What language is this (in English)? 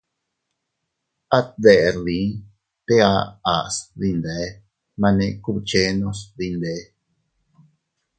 Teutila Cuicatec